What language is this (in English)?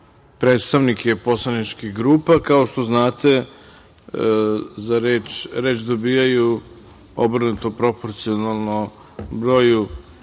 Serbian